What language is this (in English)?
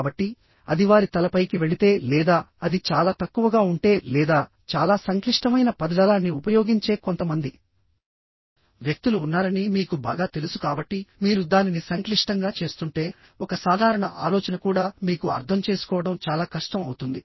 Telugu